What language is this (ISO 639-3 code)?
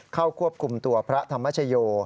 tha